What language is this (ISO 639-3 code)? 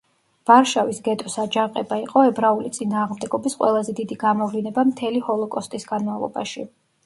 kat